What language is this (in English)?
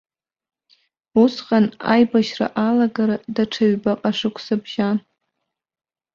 Abkhazian